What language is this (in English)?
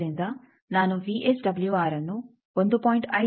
Kannada